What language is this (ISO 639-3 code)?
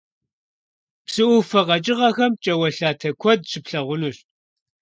kbd